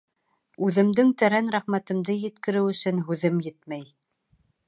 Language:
Bashkir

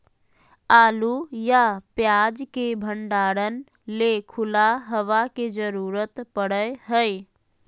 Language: Magahi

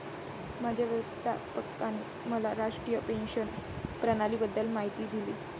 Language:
Marathi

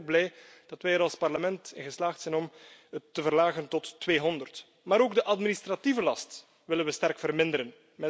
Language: Dutch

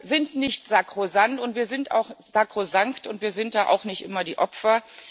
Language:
German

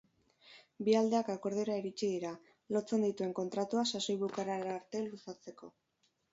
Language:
Basque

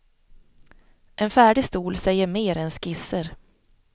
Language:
Swedish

